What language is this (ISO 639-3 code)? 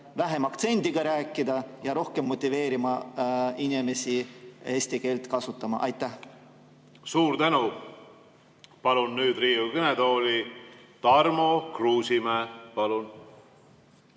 est